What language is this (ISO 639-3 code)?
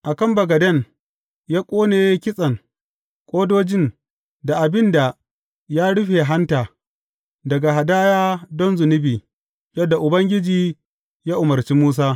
hau